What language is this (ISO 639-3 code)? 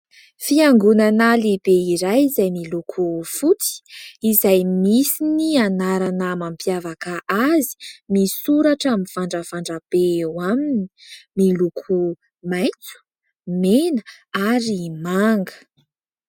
mlg